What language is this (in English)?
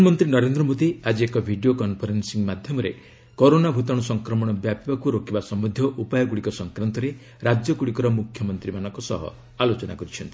Odia